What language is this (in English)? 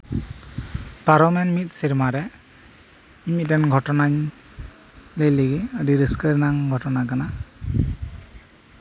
Santali